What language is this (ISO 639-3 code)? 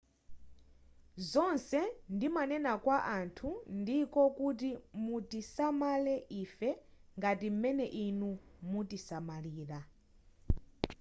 nya